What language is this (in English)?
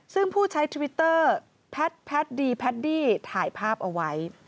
Thai